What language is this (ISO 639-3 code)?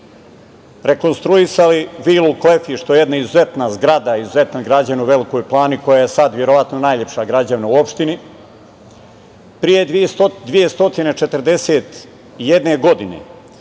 srp